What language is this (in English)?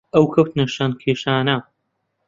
Central Kurdish